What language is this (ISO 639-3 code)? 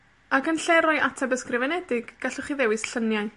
cym